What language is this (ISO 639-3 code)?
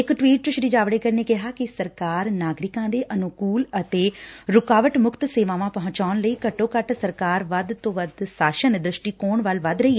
pan